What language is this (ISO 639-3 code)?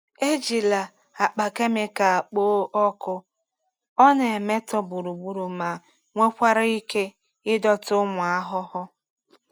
ibo